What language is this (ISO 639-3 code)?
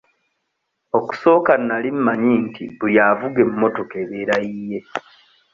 lug